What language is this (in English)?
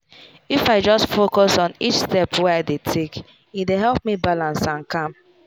Nigerian Pidgin